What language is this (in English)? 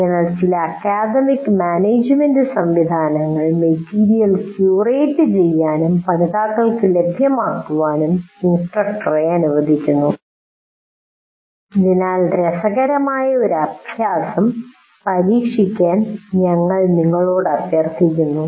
Malayalam